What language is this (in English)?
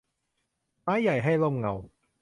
Thai